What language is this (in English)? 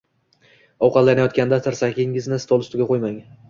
Uzbek